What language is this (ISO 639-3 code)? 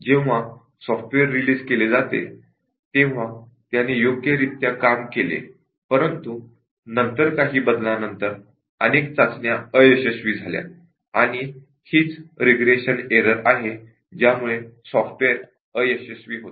mar